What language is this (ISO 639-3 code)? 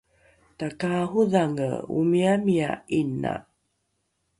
dru